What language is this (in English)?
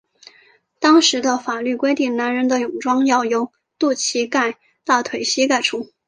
Chinese